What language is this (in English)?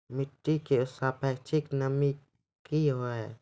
Maithili